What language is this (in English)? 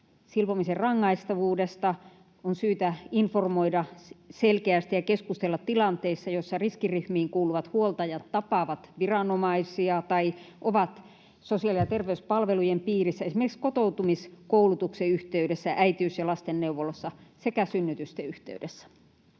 Finnish